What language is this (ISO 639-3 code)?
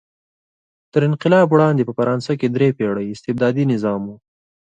pus